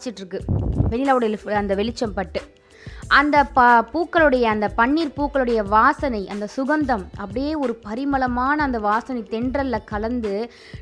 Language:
Tamil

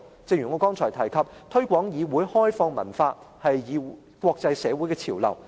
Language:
Cantonese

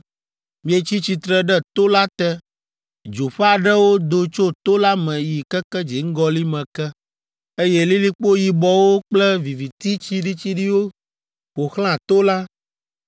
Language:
Ewe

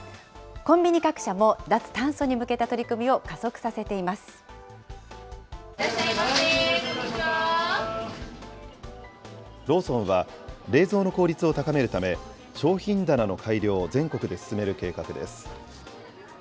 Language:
Japanese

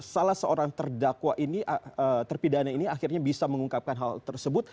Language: Indonesian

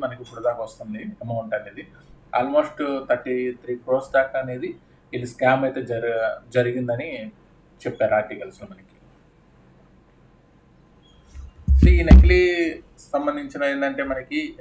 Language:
Telugu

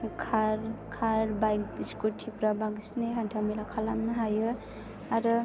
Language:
Bodo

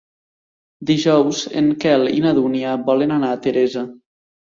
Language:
Catalan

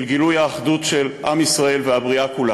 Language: Hebrew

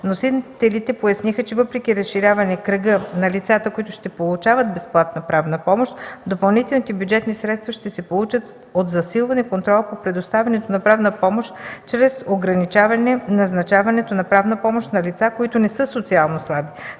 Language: Bulgarian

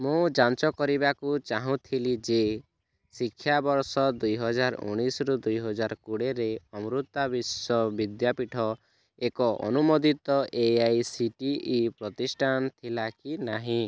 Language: Odia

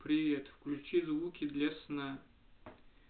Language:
Russian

